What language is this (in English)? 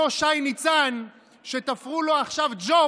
Hebrew